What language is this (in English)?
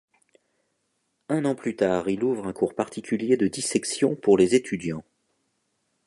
French